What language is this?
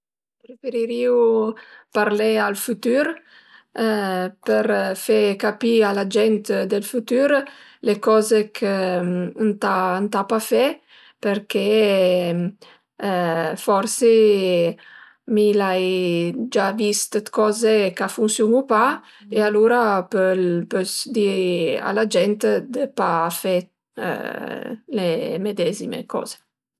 Piedmontese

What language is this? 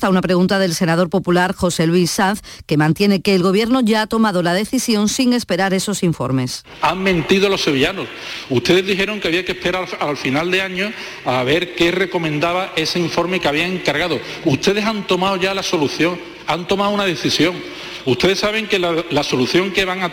Spanish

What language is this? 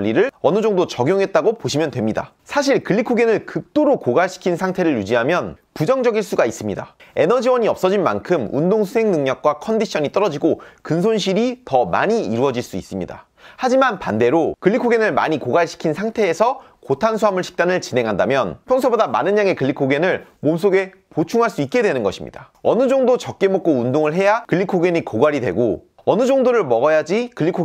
Korean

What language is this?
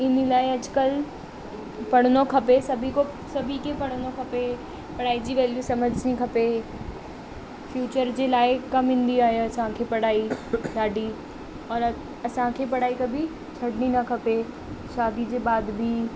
Sindhi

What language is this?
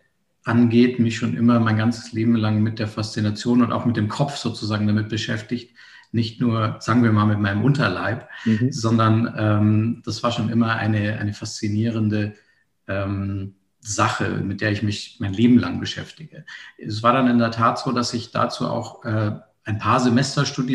German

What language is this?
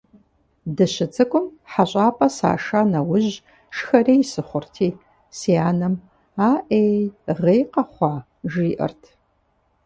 Kabardian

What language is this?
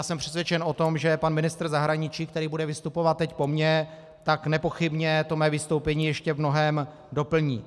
Czech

